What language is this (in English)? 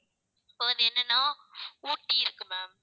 Tamil